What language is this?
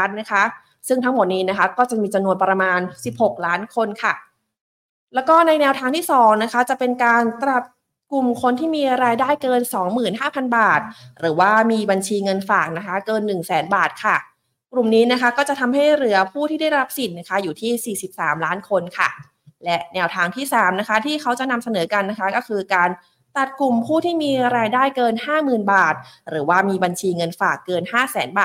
Thai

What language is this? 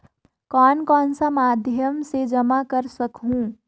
Chhattisgarhi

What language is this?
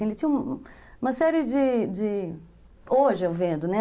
Portuguese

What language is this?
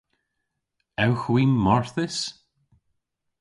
Cornish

